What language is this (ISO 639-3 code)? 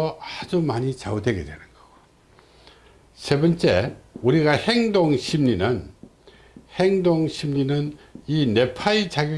kor